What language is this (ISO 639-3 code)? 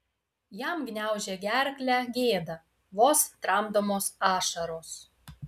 lit